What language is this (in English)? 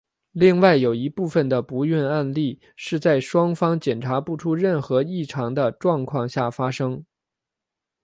Chinese